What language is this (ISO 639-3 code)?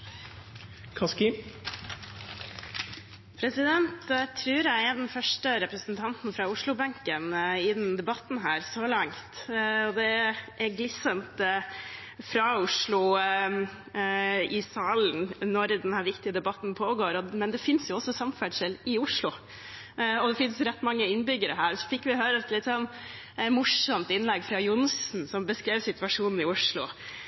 nor